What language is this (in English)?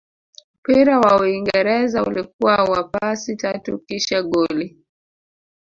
Swahili